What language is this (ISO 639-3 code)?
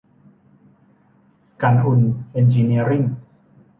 tha